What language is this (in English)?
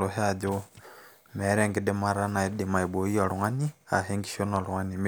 Masai